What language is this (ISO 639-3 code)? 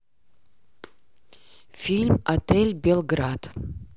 rus